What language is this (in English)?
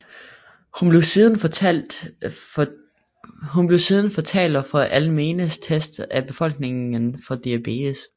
Danish